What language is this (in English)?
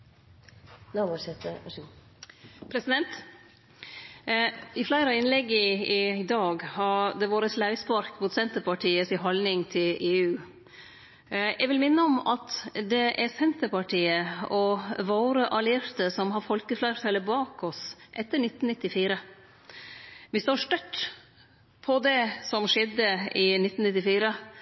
Norwegian Nynorsk